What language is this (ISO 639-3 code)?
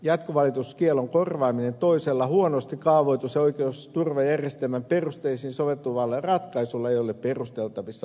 fin